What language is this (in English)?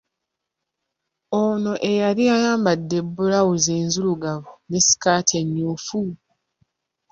Ganda